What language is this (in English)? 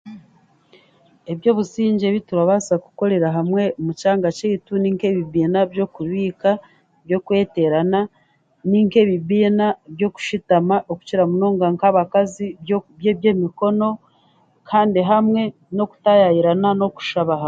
Chiga